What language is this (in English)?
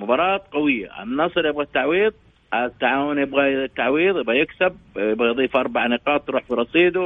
Arabic